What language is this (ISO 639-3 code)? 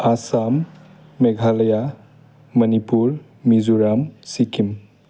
brx